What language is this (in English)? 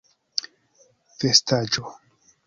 Esperanto